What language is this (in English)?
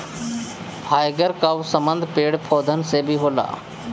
Bhojpuri